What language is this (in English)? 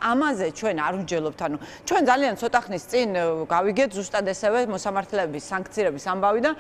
Romanian